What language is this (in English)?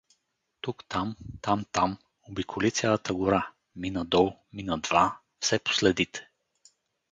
Bulgarian